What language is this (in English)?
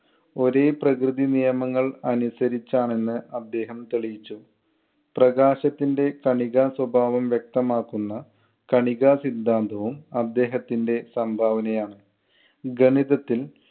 Malayalam